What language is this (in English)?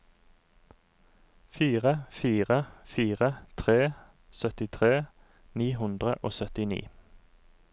Norwegian